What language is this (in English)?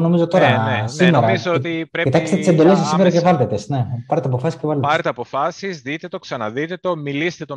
Greek